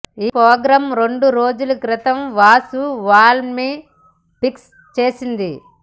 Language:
Telugu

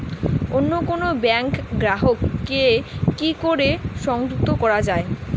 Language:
Bangla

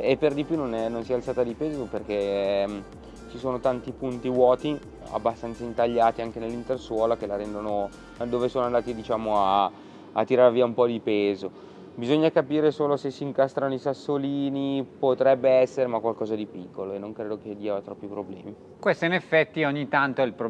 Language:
Italian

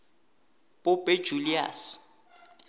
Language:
South Ndebele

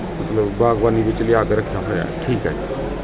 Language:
Punjabi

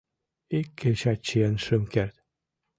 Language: Mari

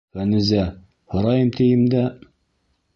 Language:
Bashkir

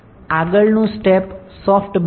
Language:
Gujarati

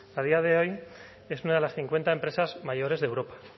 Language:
Spanish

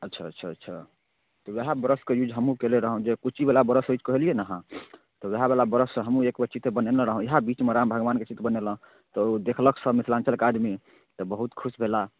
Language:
Maithili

